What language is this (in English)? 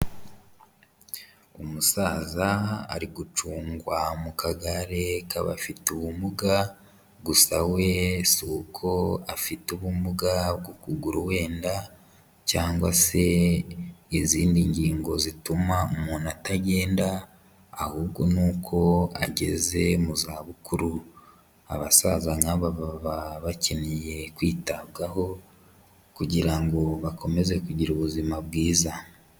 Kinyarwanda